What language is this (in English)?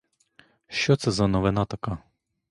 Ukrainian